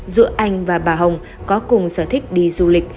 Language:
Vietnamese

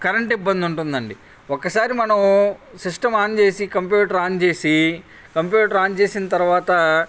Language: Telugu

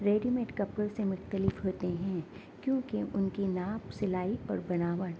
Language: Urdu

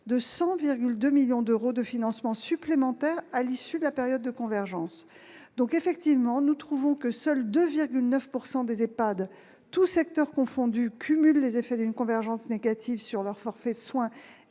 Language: French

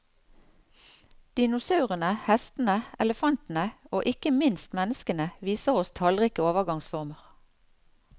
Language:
Norwegian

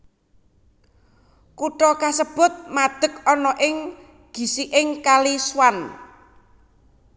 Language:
Javanese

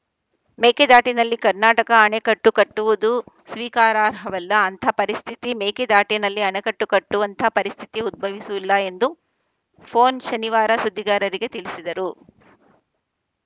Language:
Kannada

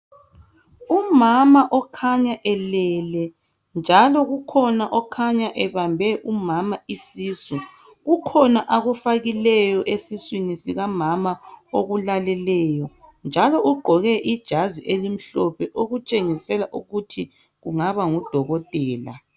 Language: North Ndebele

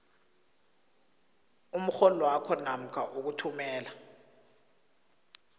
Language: South Ndebele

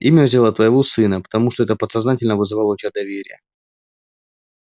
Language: Russian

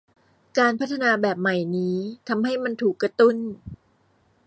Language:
Thai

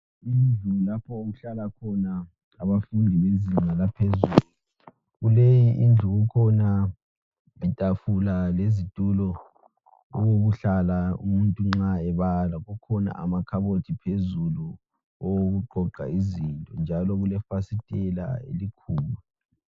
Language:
North Ndebele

